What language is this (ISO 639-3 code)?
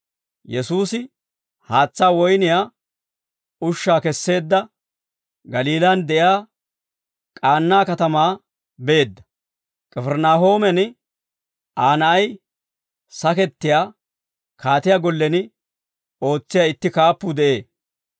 dwr